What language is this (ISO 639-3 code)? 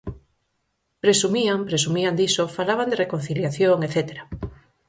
glg